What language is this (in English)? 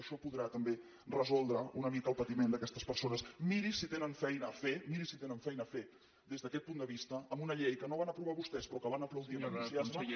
Catalan